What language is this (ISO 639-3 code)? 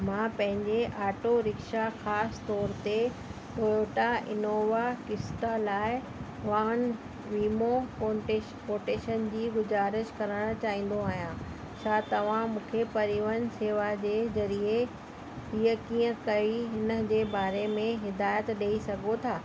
snd